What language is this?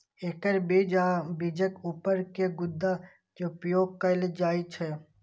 Maithili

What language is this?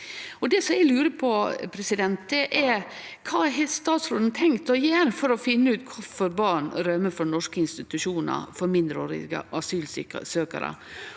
Norwegian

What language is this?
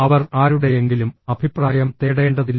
Malayalam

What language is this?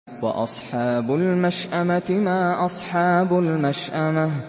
Arabic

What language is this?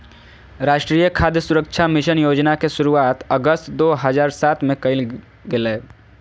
Magahi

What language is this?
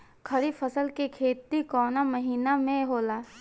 Bhojpuri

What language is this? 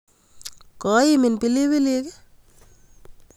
Kalenjin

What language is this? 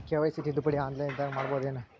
Kannada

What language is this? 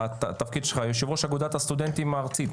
Hebrew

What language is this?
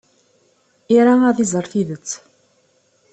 Kabyle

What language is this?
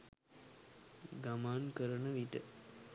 Sinhala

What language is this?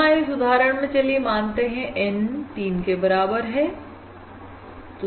Hindi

